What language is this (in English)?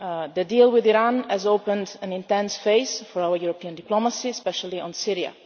English